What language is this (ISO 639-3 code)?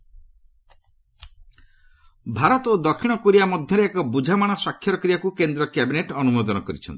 ori